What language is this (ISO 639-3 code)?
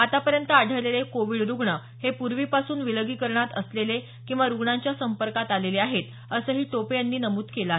mar